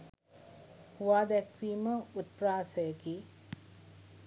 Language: Sinhala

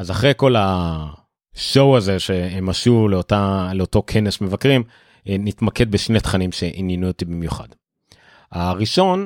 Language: Hebrew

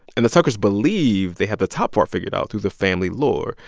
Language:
English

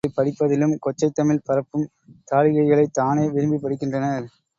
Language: Tamil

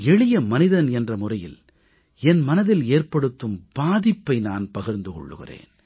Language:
Tamil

